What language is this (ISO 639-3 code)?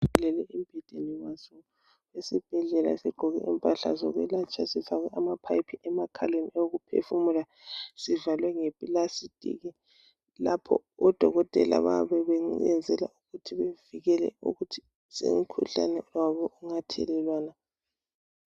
nde